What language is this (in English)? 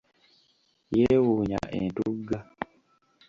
Ganda